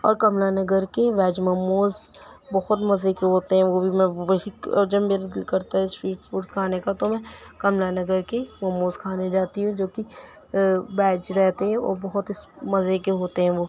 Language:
Urdu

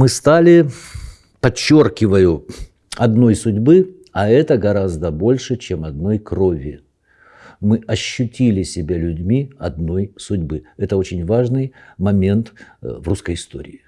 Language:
Russian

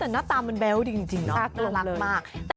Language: Thai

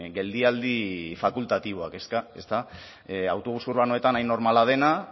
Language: Basque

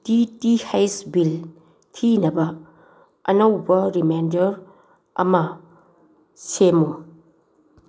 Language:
Manipuri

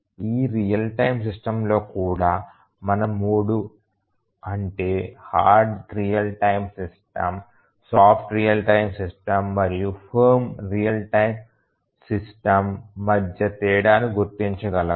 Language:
Telugu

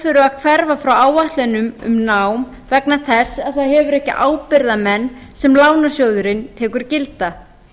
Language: Icelandic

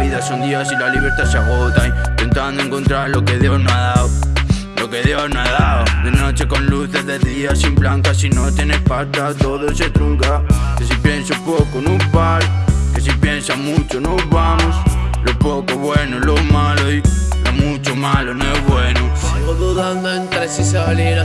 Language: Spanish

